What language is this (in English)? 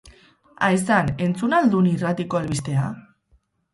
Basque